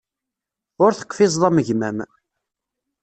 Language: Kabyle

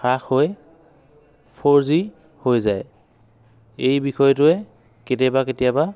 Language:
Assamese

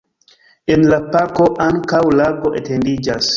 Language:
Esperanto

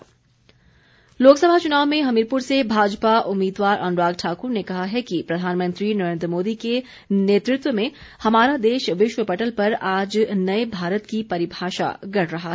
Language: Hindi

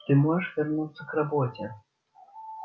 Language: Russian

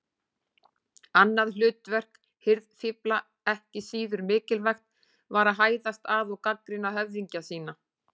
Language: Icelandic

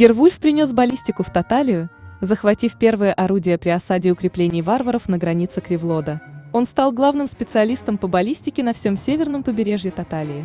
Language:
Russian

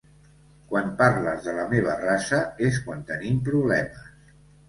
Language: Catalan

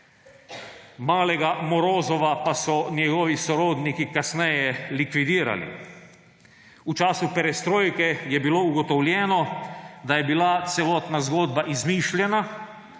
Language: Slovenian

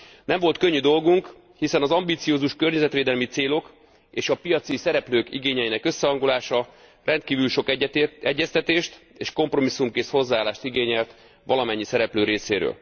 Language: Hungarian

